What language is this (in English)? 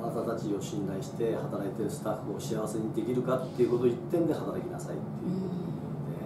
Japanese